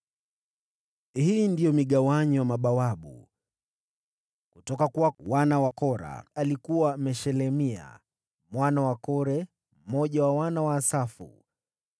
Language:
Swahili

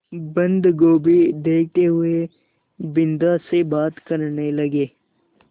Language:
Hindi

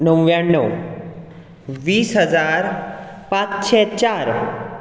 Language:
Konkani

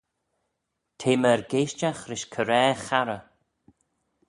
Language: Manx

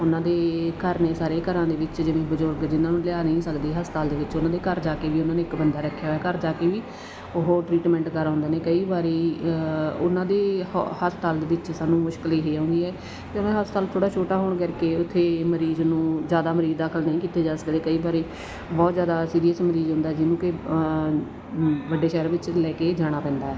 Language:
Punjabi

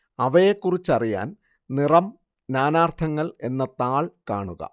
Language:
Malayalam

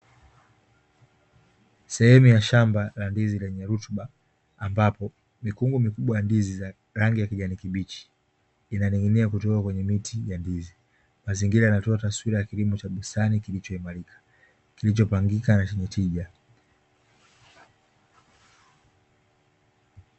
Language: Swahili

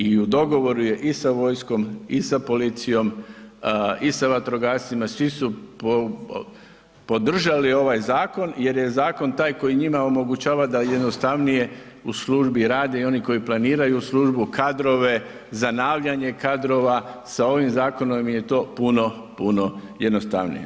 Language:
Croatian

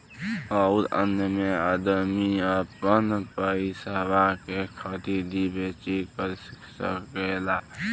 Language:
Bhojpuri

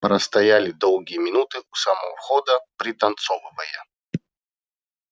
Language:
Russian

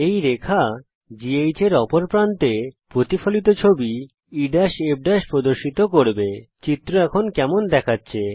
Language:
Bangla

